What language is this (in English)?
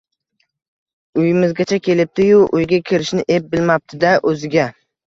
Uzbek